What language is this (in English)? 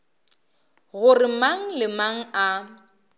Northern Sotho